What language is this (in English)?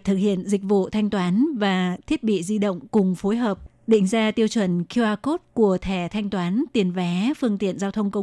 Vietnamese